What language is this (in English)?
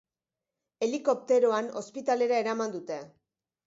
Basque